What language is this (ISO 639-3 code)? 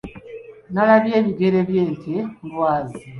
lug